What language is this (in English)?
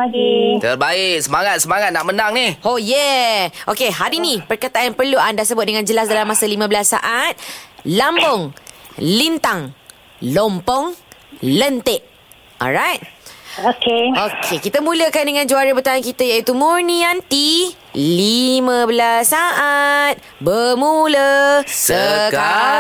Malay